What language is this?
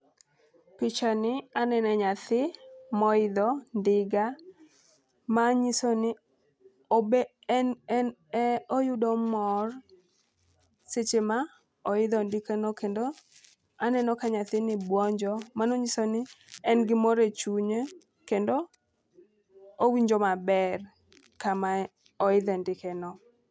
Luo (Kenya and Tanzania)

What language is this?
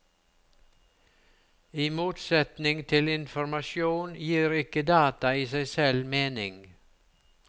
Norwegian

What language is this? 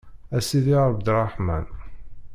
Kabyle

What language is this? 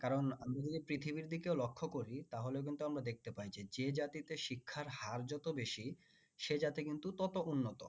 Bangla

